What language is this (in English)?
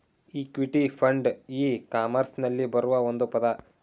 Kannada